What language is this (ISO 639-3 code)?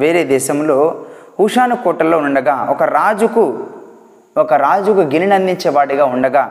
tel